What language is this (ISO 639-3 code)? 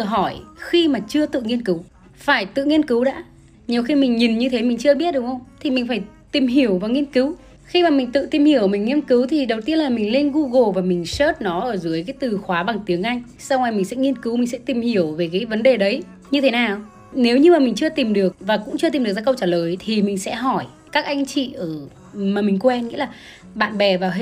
vie